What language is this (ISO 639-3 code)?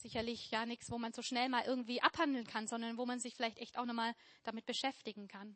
deu